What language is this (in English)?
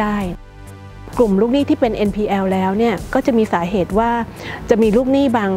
Thai